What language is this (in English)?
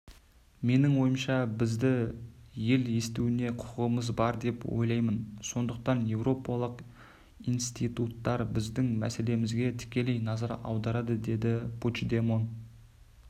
Kazakh